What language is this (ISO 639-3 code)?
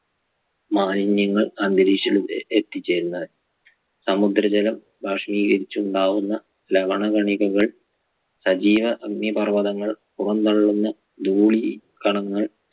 mal